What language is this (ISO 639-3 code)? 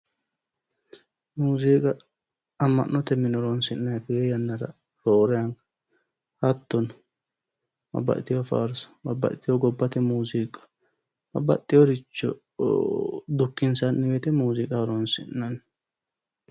sid